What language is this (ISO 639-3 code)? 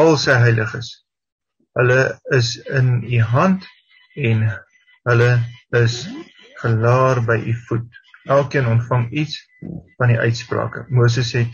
nld